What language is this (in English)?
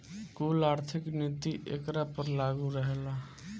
Bhojpuri